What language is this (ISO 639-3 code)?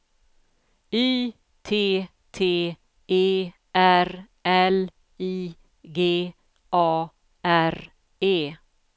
swe